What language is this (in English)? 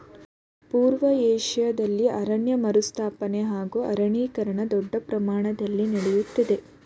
Kannada